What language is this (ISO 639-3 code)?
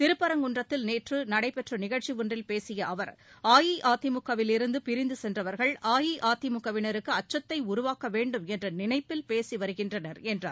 tam